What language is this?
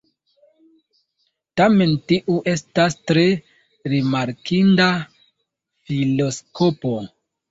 Esperanto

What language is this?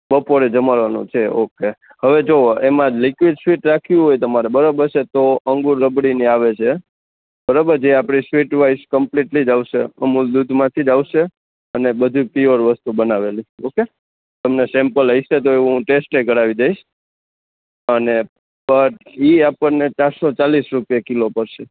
Gujarati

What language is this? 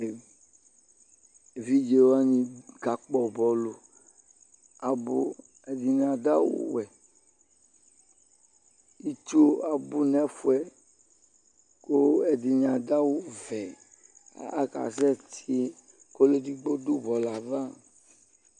Ikposo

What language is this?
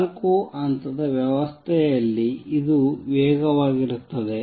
Kannada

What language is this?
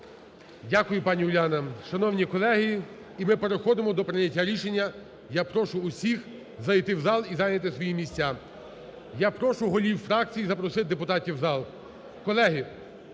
Ukrainian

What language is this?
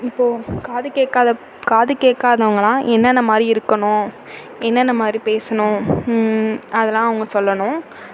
Tamil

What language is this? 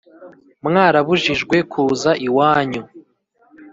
Kinyarwanda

